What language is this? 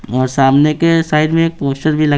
Hindi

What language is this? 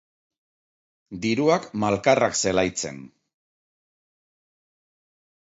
Basque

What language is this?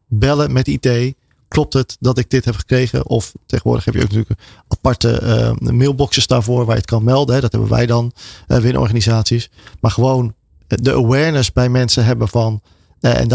Dutch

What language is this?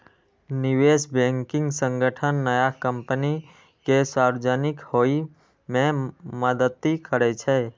Maithili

